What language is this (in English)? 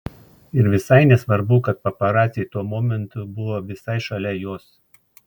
Lithuanian